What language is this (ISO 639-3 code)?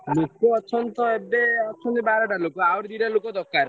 ori